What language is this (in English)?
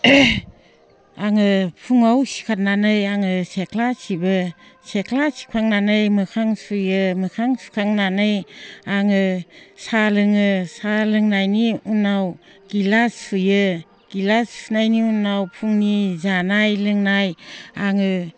Bodo